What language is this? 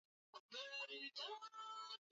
Swahili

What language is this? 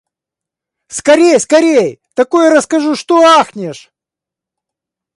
Russian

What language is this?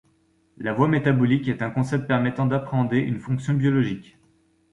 French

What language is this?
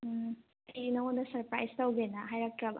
Manipuri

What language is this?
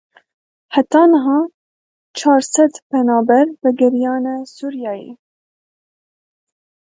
Kurdish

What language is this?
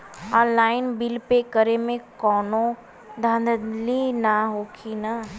Bhojpuri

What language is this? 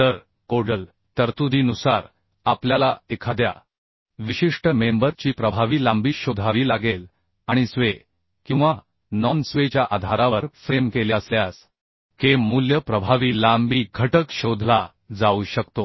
Marathi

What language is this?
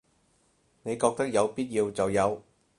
Cantonese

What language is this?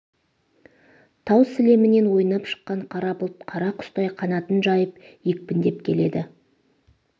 Kazakh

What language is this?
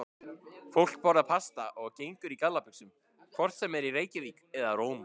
Icelandic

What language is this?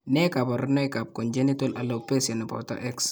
Kalenjin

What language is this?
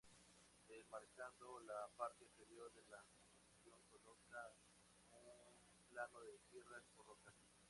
Spanish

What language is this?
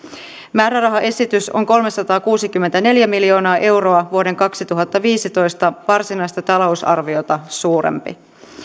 Finnish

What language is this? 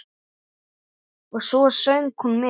Icelandic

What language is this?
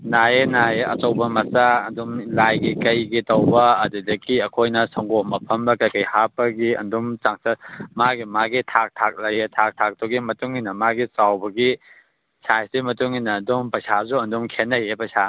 Manipuri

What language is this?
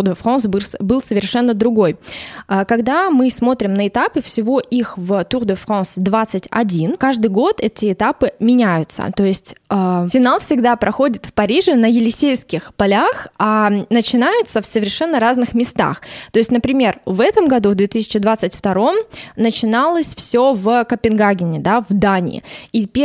Russian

